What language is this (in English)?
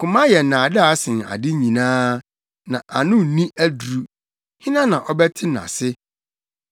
Akan